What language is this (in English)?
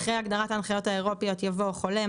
Hebrew